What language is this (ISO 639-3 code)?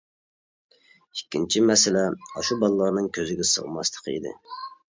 uig